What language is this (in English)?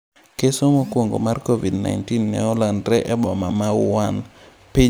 Luo (Kenya and Tanzania)